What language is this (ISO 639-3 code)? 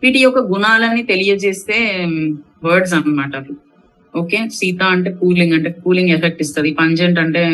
tel